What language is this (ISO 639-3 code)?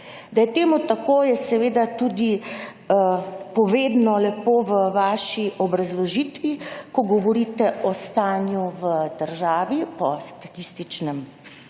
slv